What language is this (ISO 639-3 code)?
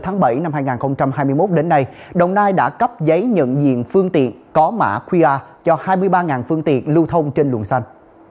vie